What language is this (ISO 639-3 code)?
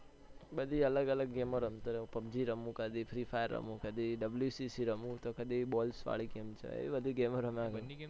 guj